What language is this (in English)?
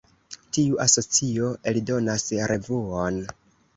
Esperanto